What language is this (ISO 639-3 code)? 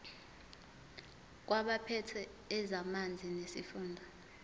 zul